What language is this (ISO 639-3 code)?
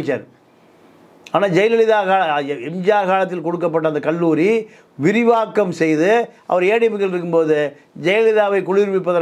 tam